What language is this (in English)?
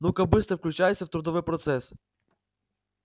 Russian